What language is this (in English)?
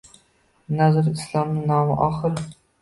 Uzbek